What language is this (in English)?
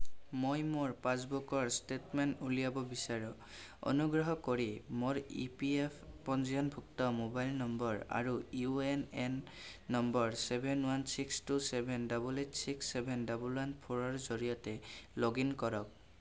Assamese